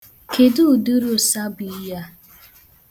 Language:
Igbo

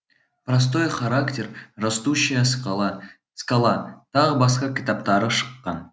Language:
Kazakh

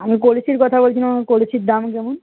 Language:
Bangla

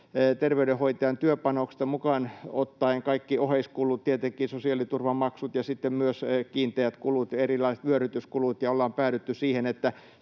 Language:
Finnish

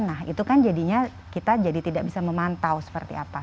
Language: Indonesian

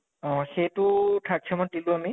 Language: Assamese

